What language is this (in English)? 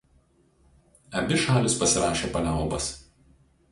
Lithuanian